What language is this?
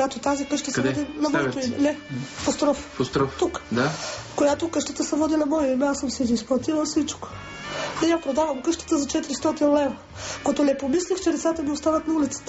Bulgarian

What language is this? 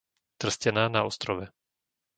Slovak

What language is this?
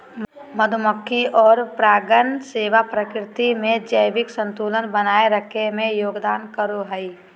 Magahi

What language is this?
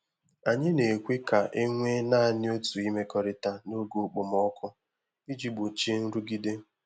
Igbo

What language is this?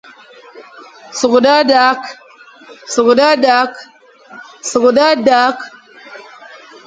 Fang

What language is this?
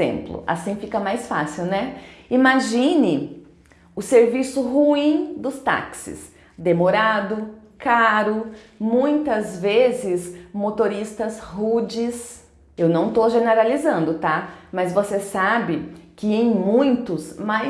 Portuguese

